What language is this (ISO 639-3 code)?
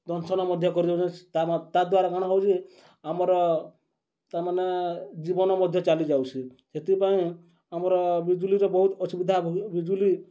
ori